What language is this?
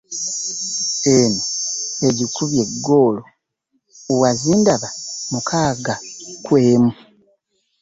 Ganda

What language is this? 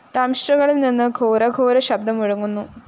Malayalam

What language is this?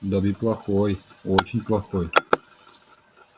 Russian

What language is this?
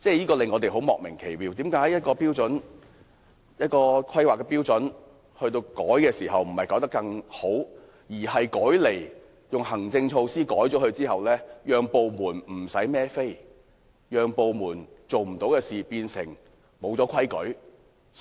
Cantonese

